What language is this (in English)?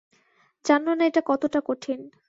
Bangla